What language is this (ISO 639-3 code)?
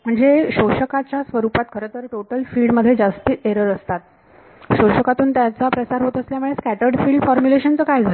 mar